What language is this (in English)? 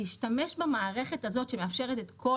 Hebrew